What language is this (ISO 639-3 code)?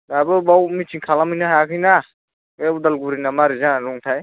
brx